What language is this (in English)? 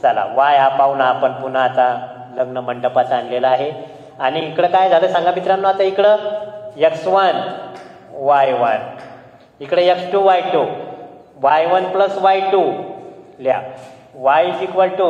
Indonesian